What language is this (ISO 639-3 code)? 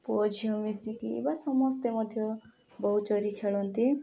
ori